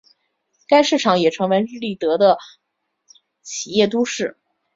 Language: Chinese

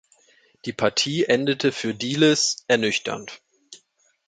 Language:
German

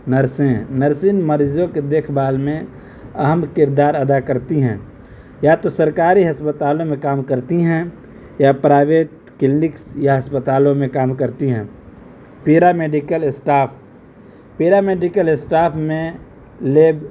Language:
Urdu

